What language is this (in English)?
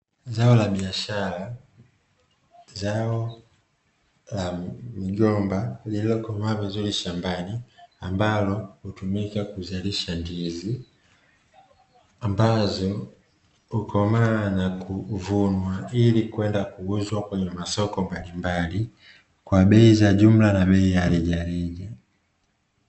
Swahili